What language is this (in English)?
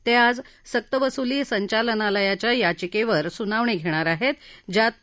Marathi